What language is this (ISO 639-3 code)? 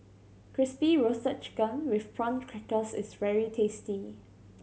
eng